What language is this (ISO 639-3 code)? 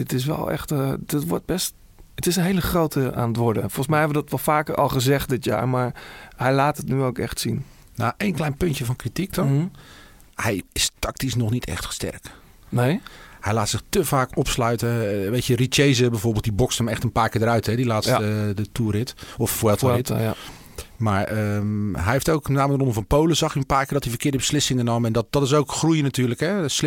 nld